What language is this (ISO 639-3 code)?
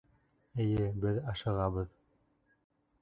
bak